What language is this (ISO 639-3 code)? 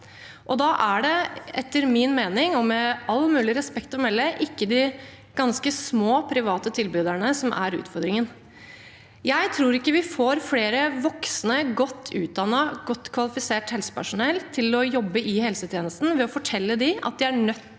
nor